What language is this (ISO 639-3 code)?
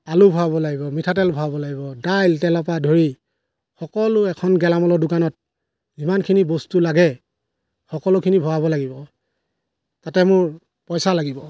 asm